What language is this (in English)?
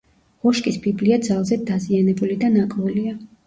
Georgian